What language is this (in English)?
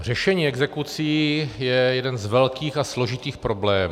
Czech